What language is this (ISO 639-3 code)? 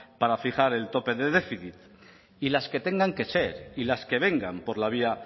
spa